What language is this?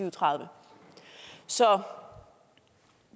Danish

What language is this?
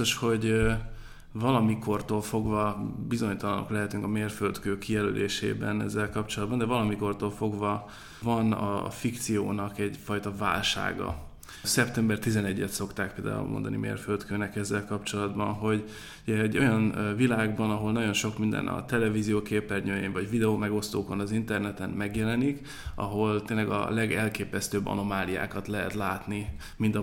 Hungarian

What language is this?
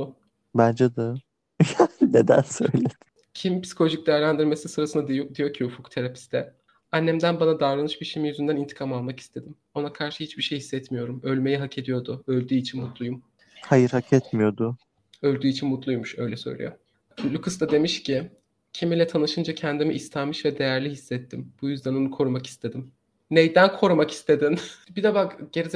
Turkish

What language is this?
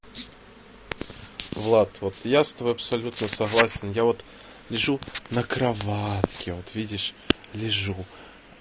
Russian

